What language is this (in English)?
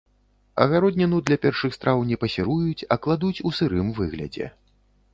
Belarusian